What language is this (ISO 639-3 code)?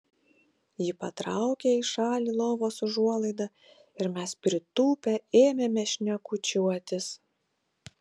lit